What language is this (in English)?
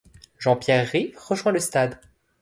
French